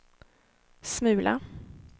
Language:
Swedish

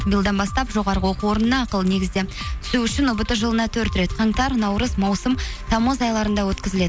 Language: Kazakh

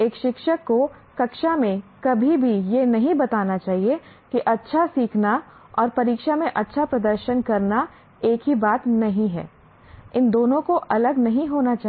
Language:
Hindi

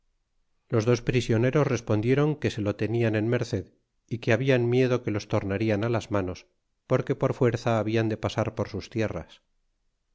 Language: Spanish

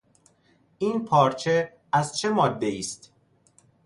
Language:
Persian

